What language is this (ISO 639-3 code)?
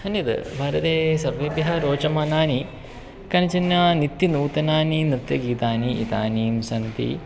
san